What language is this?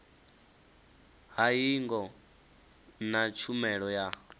Venda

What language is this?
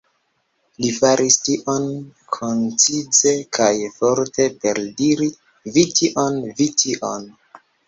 Esperanto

